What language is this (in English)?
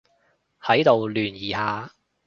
Cantonese